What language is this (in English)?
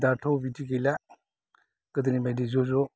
Bodo